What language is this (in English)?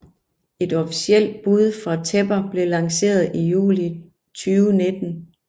Danish